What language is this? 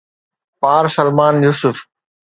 Sindhi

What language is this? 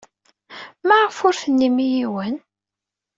Kabyle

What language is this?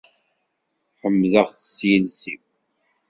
Kabyle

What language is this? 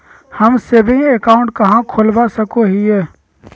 Magahi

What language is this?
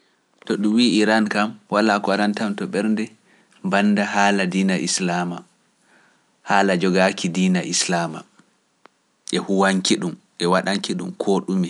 Pular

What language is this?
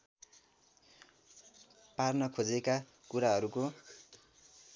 Nepali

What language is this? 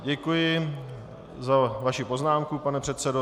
Czech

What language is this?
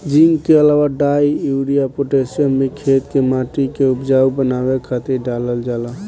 Bhojpuri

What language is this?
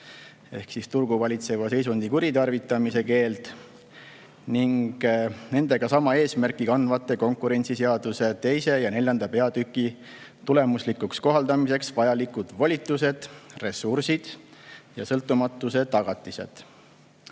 Estonian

